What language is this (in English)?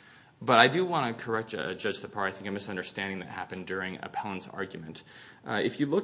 English